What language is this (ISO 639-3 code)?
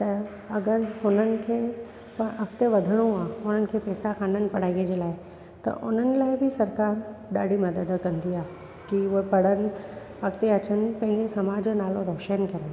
snd